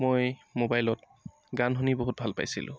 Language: Assamese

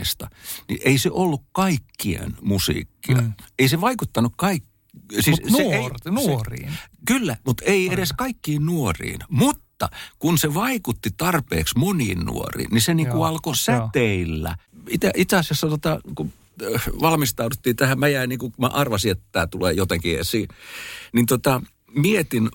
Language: Finnish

